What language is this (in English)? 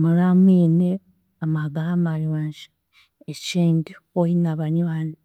Chiga